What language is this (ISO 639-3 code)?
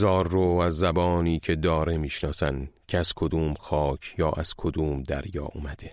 fas